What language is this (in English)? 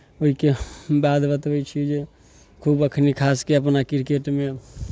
Maithili